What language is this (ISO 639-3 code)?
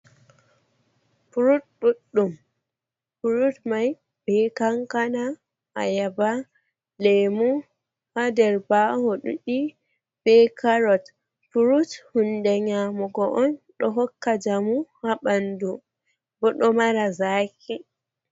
ful